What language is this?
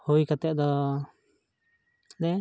Santali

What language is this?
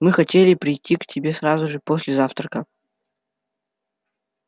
Russian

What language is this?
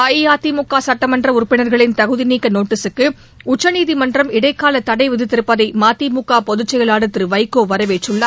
Tamil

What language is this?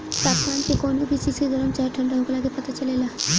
Bhojpuri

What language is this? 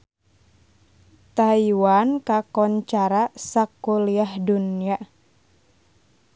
Sundanese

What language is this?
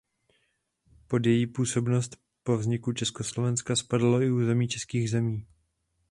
Czech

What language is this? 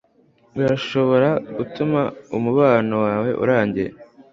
Kinyarwanda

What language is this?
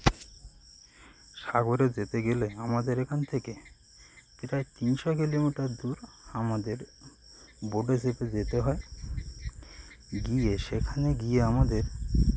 Bangla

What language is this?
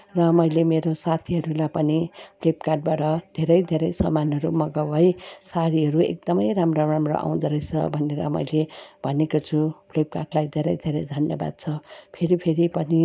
Nepali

